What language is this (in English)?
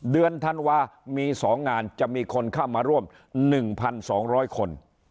Thai